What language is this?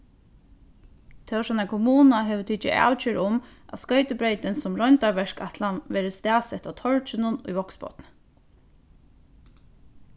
Faroese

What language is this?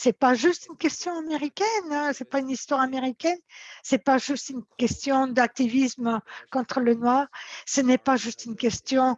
French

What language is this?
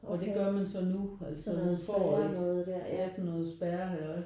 Danish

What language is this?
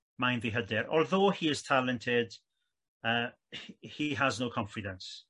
Welsh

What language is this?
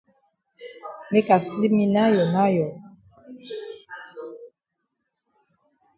Cameroon Pidgin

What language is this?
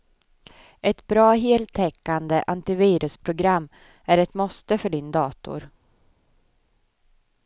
Swedish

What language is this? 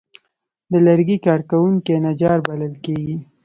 Pashto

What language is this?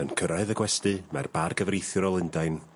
Welsh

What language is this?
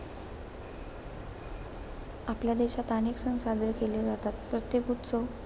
Marathi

